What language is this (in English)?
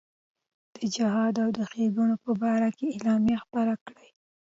Pashto